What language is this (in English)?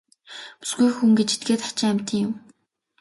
Mongolian